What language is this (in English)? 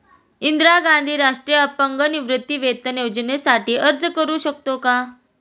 Marathi